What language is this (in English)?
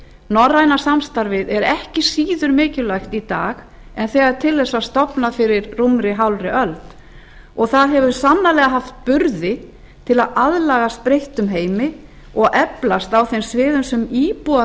Icelandic